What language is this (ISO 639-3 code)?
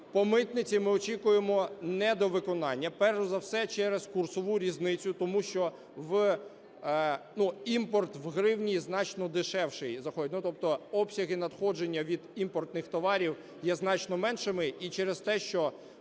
ukr